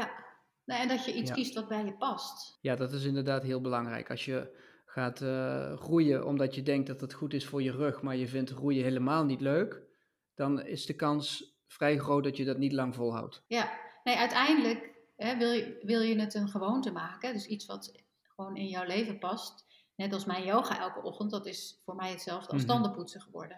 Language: Dutch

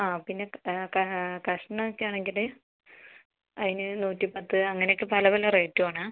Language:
Malayalam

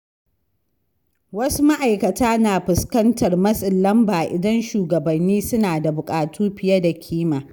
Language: Hausa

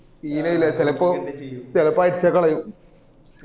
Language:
Malayalam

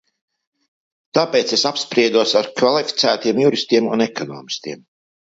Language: Latvian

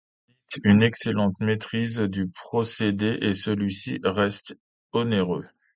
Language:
French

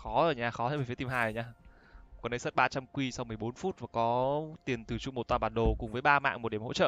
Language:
Vietnamese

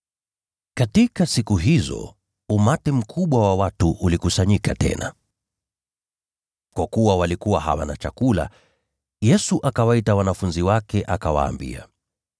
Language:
Swahili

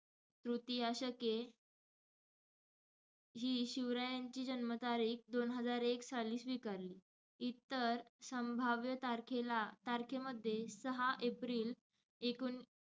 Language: Marathi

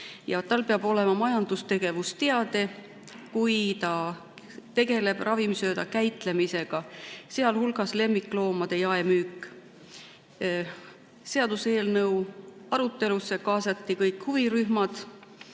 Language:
Estonian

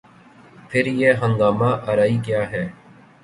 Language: Urdu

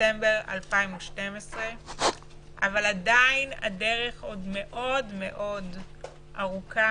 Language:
Hebrew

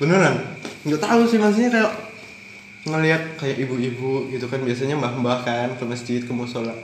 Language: Indonesian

